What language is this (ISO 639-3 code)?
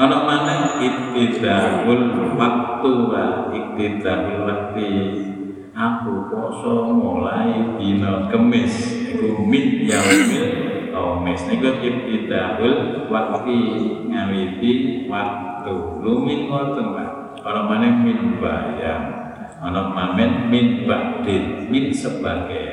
ind